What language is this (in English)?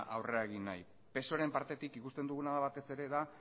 Basque